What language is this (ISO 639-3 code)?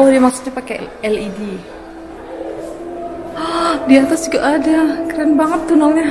ind